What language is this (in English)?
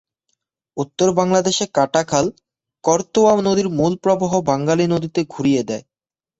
Bangla